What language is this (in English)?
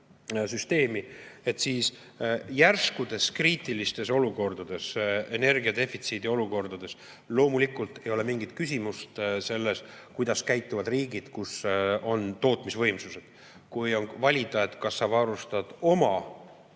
Estonian